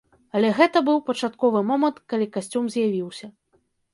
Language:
Belarusian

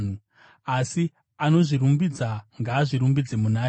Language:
Shona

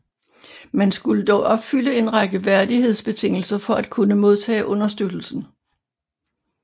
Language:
Danish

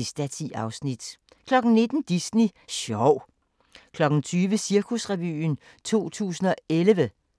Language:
Danish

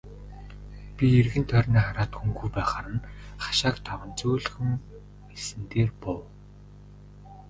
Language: Mongolian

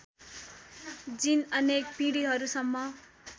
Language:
Nepali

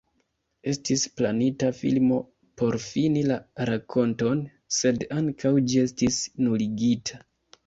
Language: Esperanto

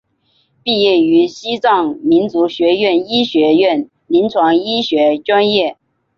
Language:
Chinese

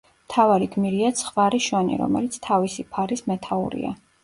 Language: Georgian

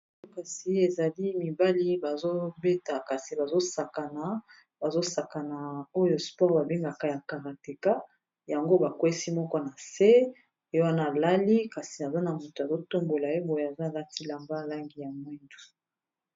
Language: Lingala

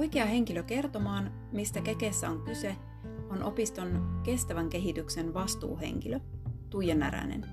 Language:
Finnish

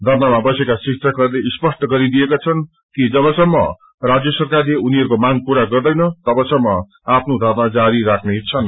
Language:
Nepali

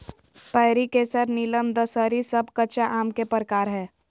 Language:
Magahi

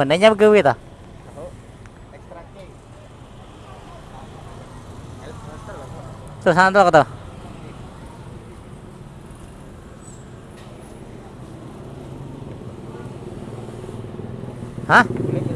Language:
Indonesian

